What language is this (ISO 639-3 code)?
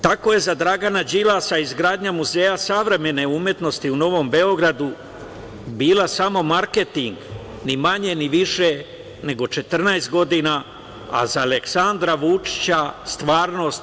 srp